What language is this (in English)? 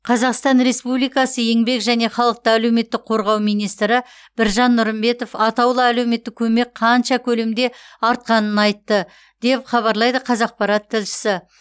Kazakh